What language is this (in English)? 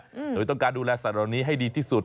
Thai